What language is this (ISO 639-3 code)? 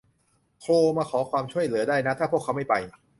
tha